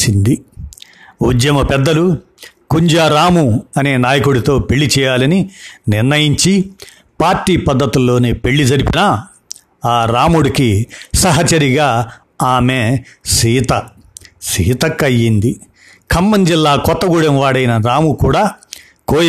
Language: Telugu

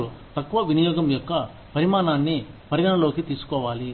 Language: Telugu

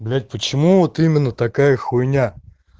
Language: Russian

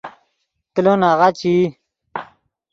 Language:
Yidgha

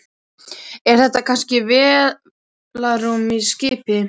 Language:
Icelandic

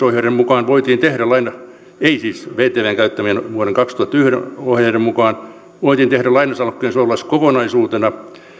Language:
Finnish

